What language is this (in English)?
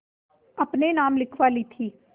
Hindi